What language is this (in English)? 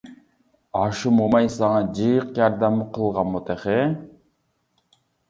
Uyghur